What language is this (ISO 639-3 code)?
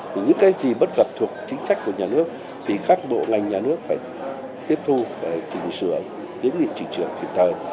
vie